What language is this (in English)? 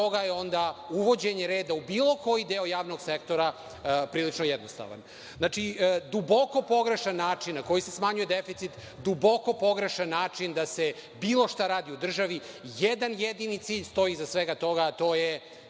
Serbian